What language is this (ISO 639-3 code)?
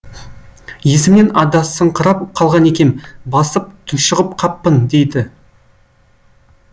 kaz